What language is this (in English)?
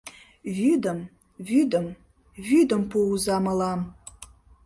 Mari